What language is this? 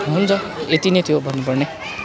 Nepali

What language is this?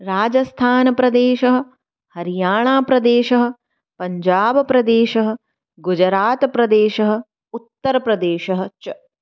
Sanskrit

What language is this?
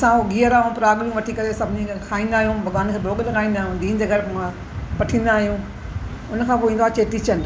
Sindhi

